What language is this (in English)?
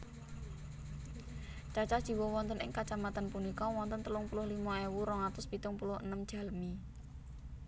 Javanese